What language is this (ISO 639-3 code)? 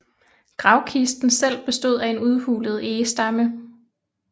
dan